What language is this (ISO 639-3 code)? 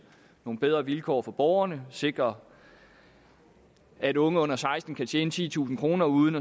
dan